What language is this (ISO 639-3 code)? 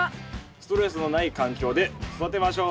jpn